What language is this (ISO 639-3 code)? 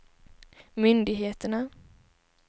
swe